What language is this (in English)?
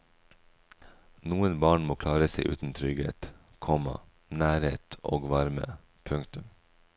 Norwegian